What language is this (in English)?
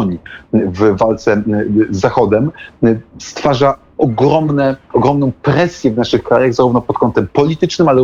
Polish